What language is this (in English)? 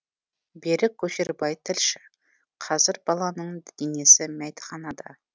Kazakh